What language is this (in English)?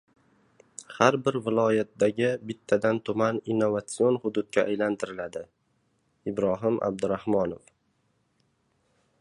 Uzbek